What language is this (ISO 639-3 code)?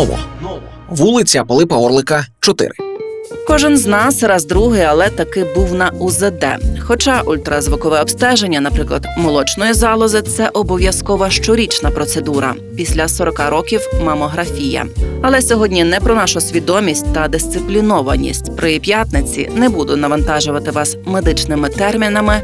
ukr